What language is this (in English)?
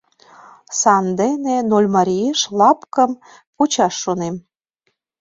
Mari